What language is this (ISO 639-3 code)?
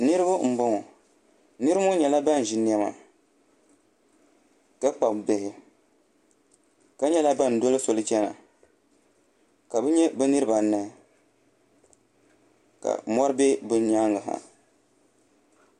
dag